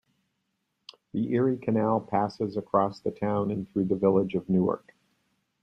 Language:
English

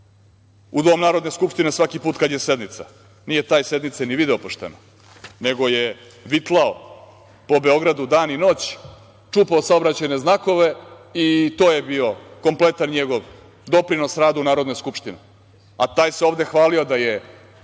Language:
Serbian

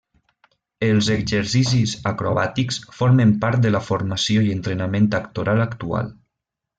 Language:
Catalan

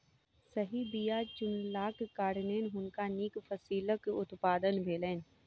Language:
Maithili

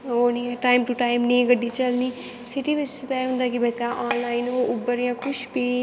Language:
Dogri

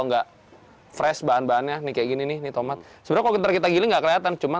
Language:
Indonesian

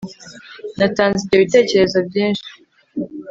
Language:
Kinyarwanda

